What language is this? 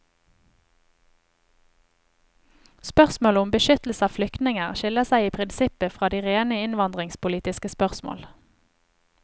Norwegian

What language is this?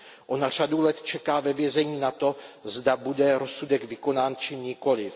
Czech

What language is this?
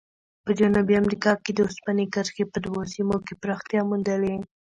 Pashto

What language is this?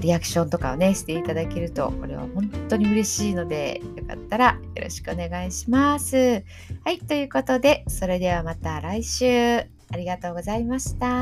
Japanese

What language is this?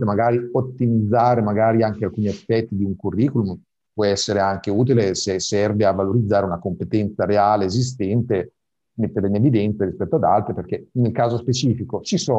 Italian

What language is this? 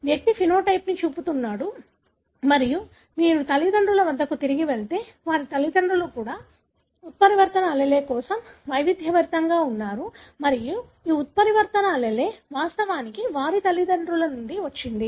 Telugu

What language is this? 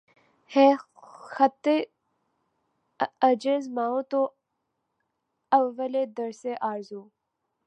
Urdu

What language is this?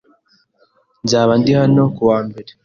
Kinyarwanda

